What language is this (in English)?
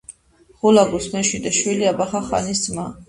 Georgian